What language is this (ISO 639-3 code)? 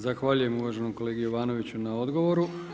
hrv